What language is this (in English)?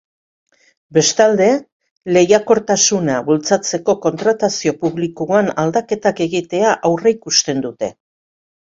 Basque